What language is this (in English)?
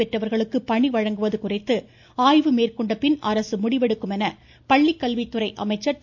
Tamil